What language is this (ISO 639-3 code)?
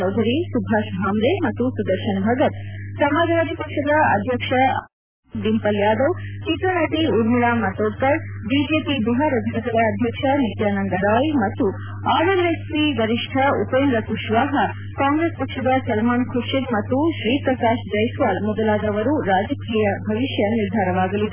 kan